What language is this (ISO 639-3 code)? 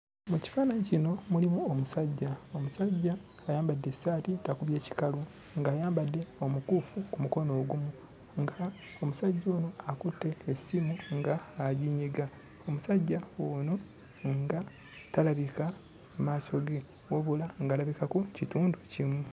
lug